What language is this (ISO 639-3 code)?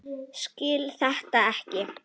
isl